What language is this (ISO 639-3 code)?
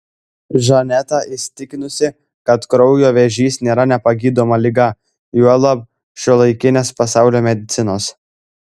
lit